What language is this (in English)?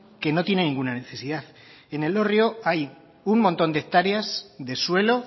Spanish